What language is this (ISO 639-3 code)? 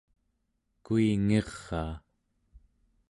esu